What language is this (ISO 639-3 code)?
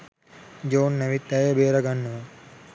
sin